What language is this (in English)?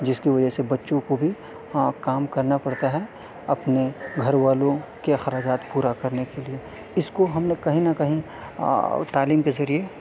Urdu